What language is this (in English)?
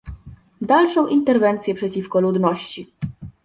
Polish